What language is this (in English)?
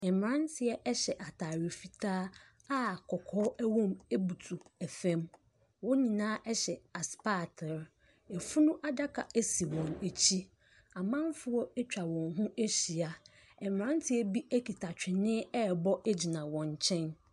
Akan